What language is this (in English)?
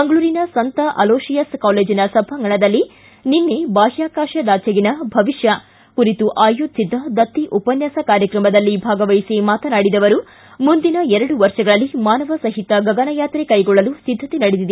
Kannada